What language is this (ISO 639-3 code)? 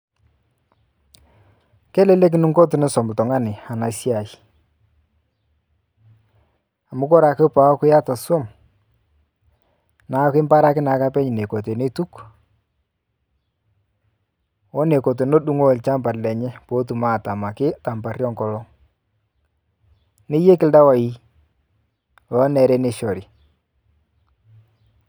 mas